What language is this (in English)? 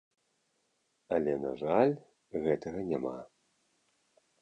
Belarusian